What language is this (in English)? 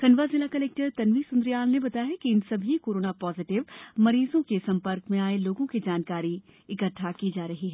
Hindi